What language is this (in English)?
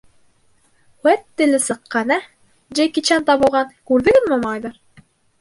Bashkir